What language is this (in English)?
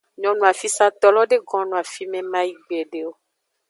Aja (Benin)